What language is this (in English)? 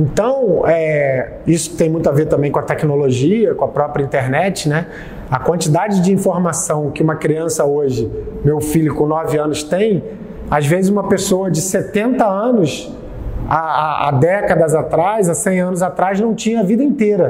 Portuguese